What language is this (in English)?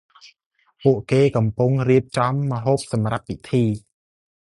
Khmer